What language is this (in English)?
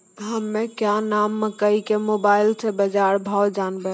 Maithili